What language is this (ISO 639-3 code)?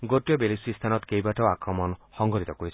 asm